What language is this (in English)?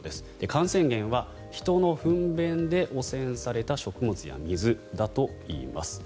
Japanese